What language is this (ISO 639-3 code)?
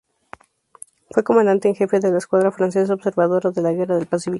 spa